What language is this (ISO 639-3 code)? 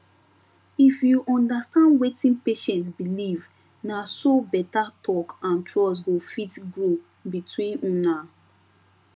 pcm